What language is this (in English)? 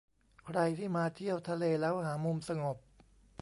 Thai